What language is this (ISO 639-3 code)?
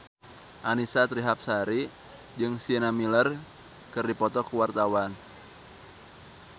sun